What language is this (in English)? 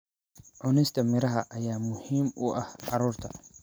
Somali